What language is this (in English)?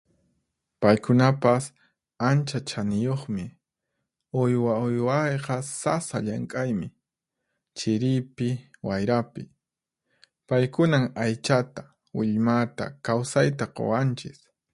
Puno Quechua